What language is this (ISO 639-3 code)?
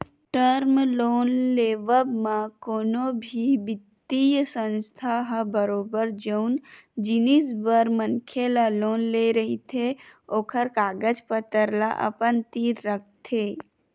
hne